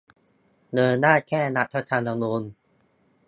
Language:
Thai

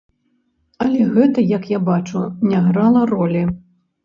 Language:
Belarusian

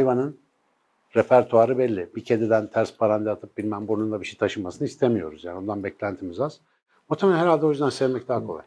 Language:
Turkish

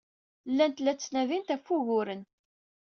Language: Kabyle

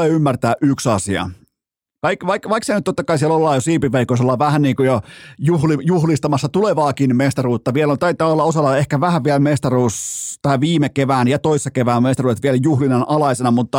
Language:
Finnish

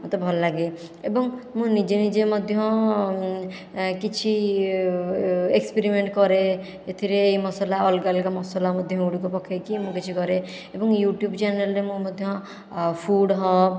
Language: Odia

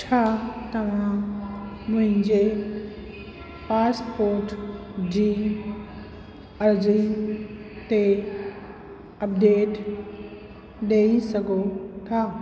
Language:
Sindhi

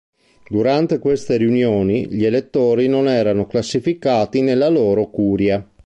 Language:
Italian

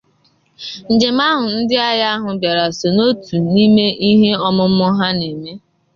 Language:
Igbo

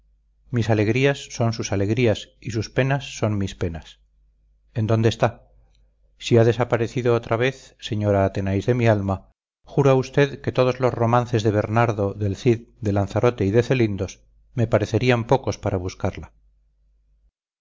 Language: Spanish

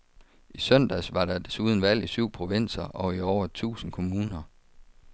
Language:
Danish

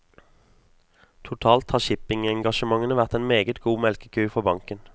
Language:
Norwegian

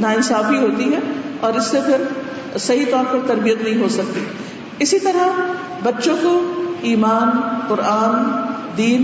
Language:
Urdu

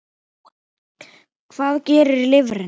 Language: Icelandic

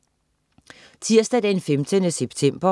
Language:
Danish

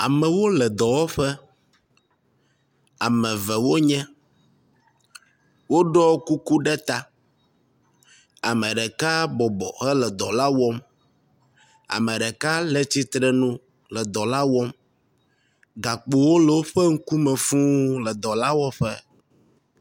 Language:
Ewe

